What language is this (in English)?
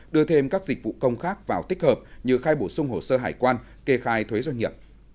Vietnamese